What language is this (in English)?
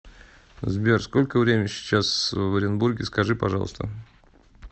Russian